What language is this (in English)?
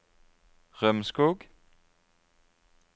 Norwegian